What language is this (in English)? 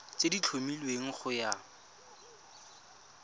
Tswana